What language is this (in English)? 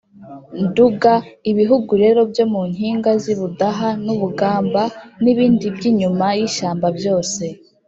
Kinyarwanda